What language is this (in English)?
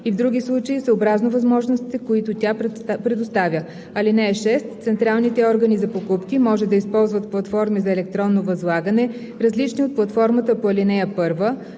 Bulgarian